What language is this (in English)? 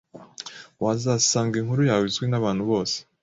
Kinyarwanda